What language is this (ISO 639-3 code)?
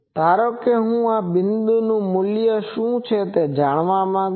guj